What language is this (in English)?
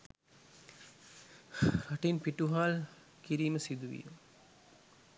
Sinhala